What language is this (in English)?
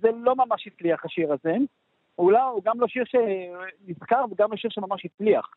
Hebrew